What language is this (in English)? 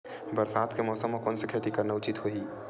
Chhattisgarhi